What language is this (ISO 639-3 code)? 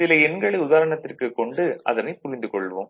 tam